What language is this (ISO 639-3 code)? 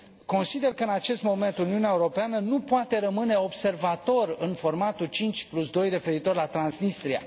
ron